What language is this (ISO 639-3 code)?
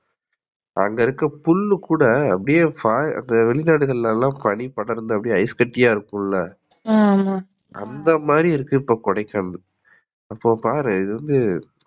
tam